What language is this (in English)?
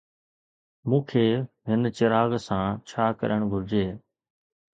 Sindhi